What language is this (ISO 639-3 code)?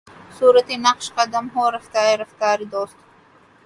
urd